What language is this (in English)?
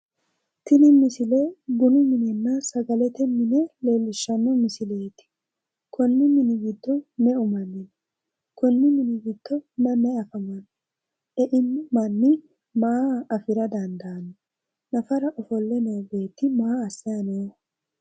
Sidamo